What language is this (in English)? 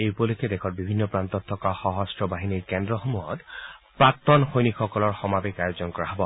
Assamese